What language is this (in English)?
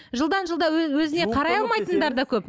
Kazakh